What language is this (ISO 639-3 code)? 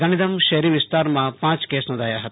guj